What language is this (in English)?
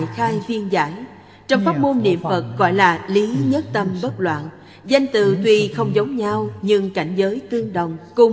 Vietnamese